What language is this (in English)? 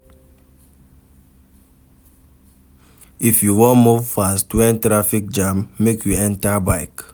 Nigerian Pidgin